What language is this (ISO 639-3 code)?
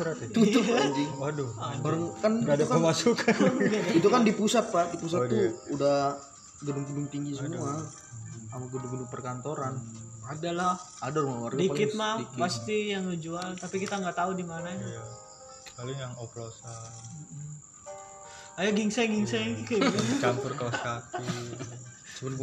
ind